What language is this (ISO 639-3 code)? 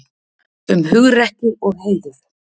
isl